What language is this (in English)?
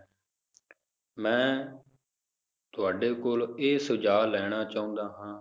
Punjabi